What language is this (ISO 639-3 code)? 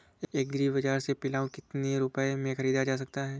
hin